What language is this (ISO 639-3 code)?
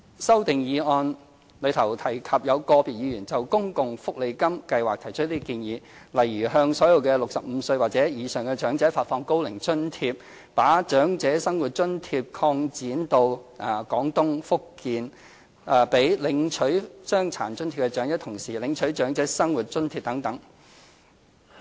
yue